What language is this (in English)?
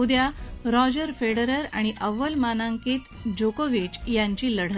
Marathi